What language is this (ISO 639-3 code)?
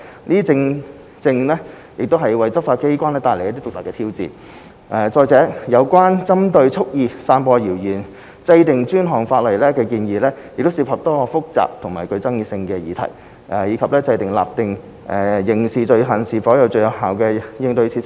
yue